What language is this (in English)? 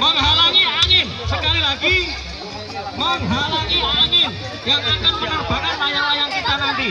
Indonesian